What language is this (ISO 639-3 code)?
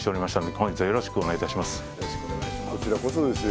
jpn